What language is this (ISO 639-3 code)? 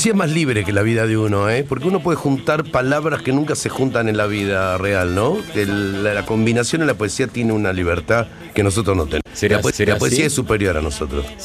spa